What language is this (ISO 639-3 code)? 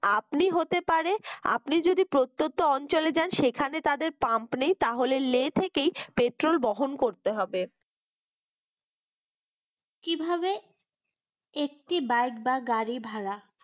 ben